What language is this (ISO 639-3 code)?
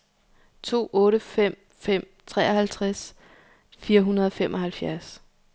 dan